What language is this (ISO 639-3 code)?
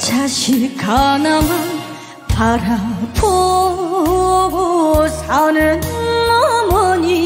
kor